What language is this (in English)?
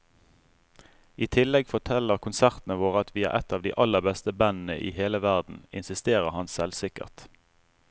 Norwegian